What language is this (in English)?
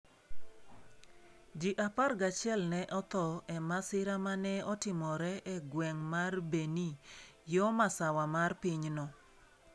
Luo (Kenya and Tanzania)